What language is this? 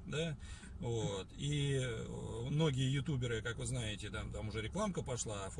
Russian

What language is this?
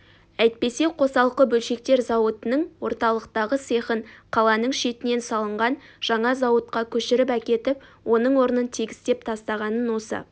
Kazakh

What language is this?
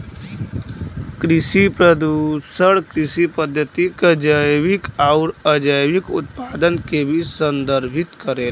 Bhojpuri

